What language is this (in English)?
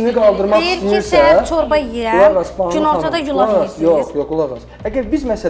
Turkish